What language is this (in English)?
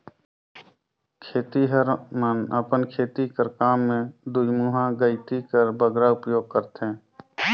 Chhattisgarhi